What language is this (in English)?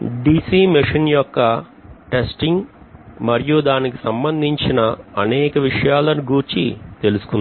Telugu